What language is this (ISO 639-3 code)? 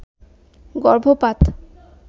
ben